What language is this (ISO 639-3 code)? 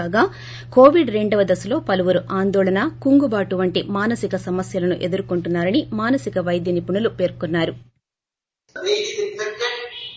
tel